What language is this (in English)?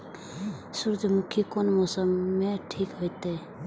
Maithili